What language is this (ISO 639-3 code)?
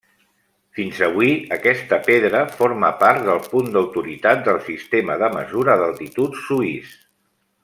cat